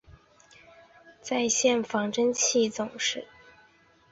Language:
Chinese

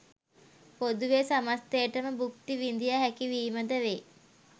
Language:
Sinhala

